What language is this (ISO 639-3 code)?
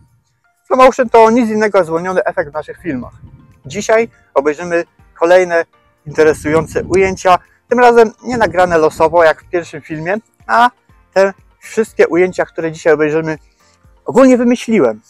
pol